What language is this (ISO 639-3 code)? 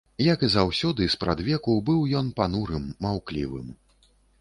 bel